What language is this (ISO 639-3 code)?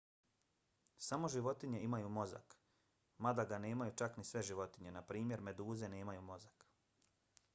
bos